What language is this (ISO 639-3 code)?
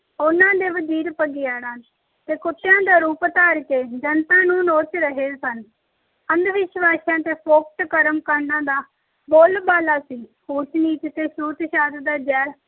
pan